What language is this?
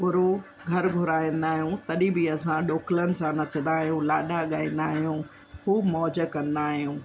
Sindhi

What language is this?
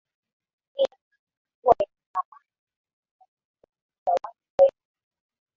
Swahili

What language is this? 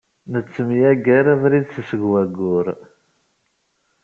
Kabyle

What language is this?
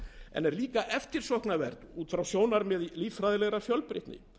Icelandic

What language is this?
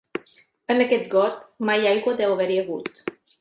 Catalan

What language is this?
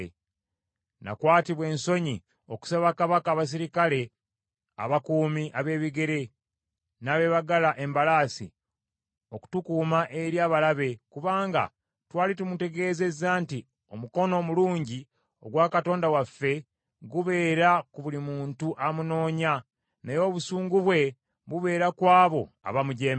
Ganda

